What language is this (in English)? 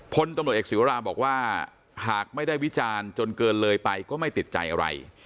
Thai